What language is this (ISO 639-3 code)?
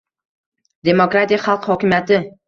uzb